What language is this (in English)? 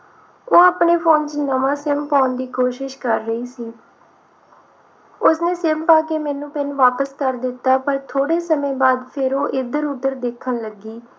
Punjabi